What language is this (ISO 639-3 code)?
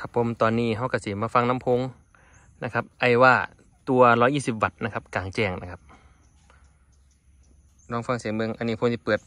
tha